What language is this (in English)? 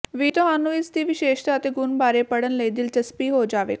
Punjabi